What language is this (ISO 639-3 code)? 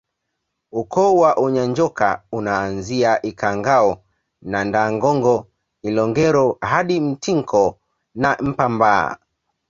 swa